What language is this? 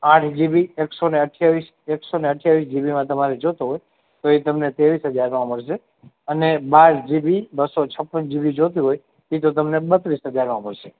Gujarati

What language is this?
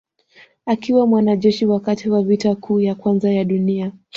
Swahili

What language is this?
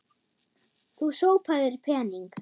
Icelandic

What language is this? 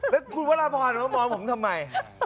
Thai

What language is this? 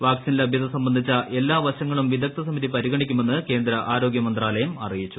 Malayalam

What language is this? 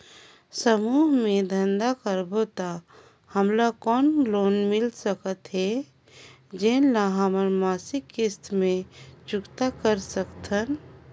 Chhattisgarhi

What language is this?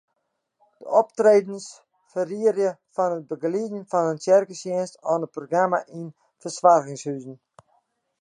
Western Frisian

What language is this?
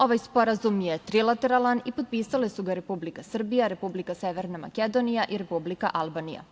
Serbian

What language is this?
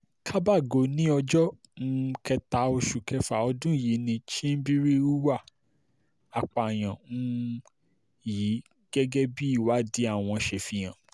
Yoruba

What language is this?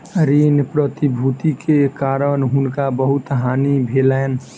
Maithili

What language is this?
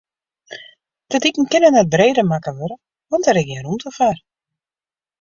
Western Frisian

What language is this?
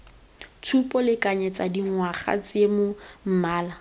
Tswana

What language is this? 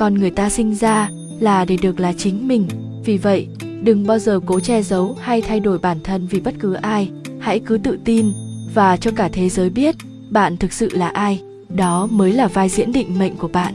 Vietnamese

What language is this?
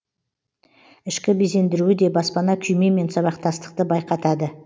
Kazakh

